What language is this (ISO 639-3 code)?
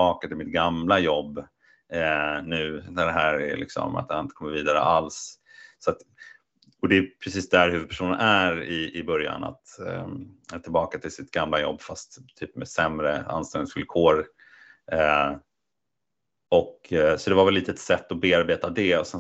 swe